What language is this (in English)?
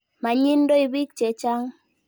Kalenjin